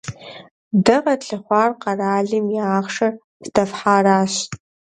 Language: Kabardian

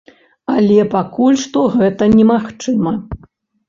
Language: Belarusian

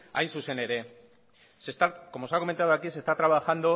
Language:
Spanish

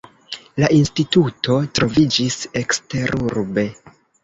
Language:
Esperanto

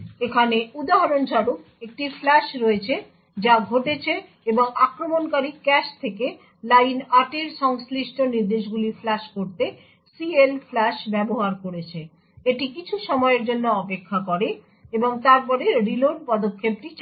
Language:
Bangla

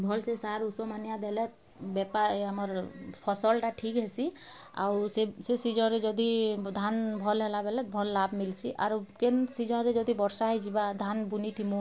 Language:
Odia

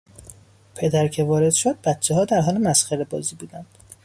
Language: Persian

